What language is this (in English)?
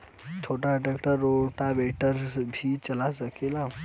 Bhojpuri